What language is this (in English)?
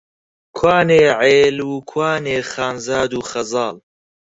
Central Kurdish